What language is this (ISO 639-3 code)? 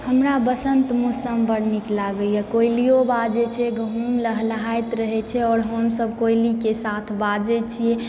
mai